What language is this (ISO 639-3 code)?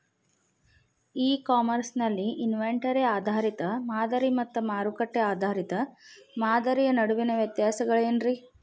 kan